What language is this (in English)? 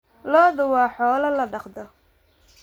Somali